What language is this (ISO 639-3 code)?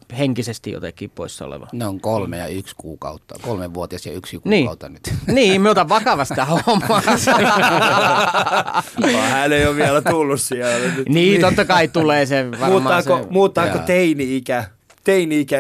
fin